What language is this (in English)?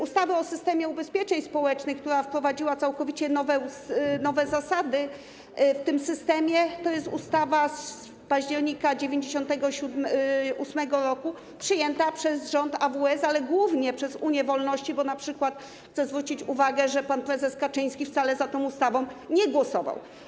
Polish